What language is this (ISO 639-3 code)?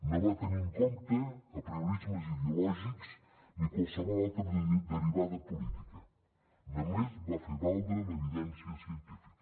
cat